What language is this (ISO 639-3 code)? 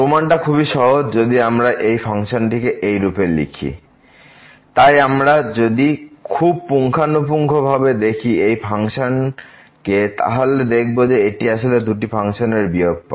ben